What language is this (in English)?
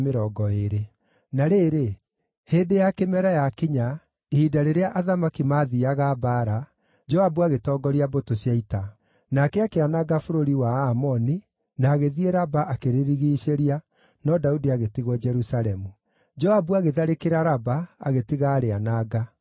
Kikuyu